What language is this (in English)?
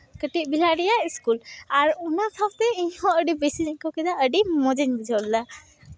Santali